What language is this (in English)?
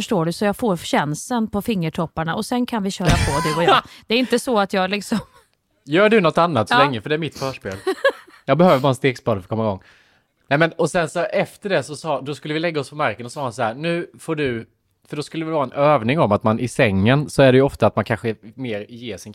Swedish